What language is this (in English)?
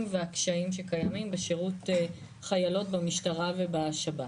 Hebrew